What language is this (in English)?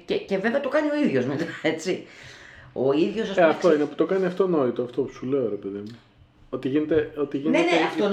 Greek